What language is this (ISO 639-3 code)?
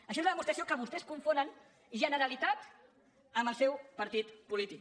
cat